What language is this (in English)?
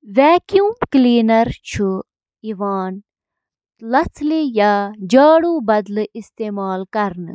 Kashmiri